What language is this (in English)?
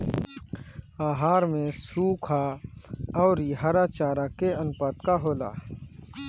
Bhojpuri